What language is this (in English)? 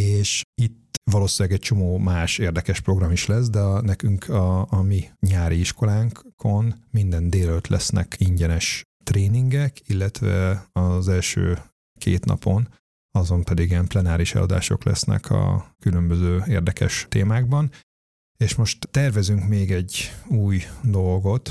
Hungarian